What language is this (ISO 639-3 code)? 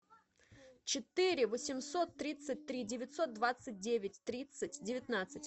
rus